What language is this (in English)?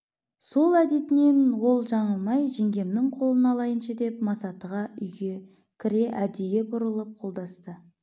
Kazakh